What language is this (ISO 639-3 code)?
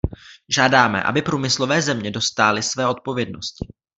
ces